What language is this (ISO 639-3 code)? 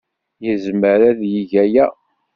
kab